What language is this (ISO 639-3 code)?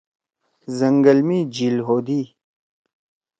trw